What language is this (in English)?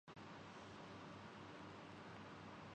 Urdu